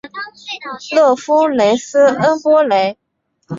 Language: Chinese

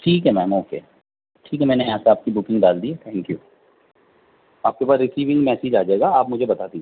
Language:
Urdu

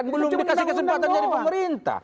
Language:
Indonesian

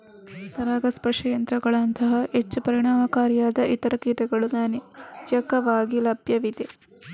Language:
Kannada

